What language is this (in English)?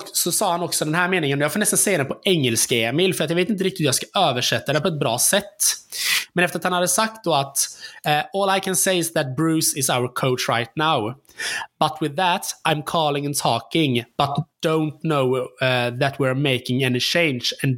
Swedish